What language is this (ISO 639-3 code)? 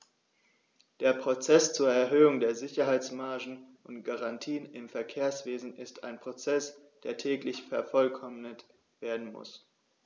deu